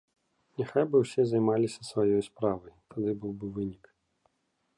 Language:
Belarusian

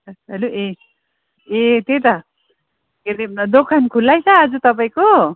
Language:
Nepali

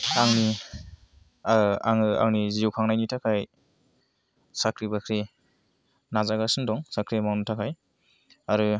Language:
Bodo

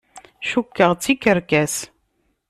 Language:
Kabyle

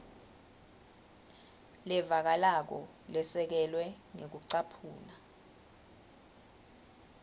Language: Swati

